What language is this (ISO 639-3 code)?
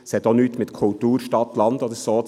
gsw